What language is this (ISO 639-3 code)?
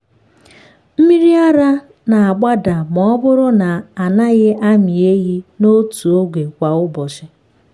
ibo